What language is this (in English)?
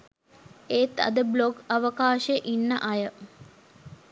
Sinhala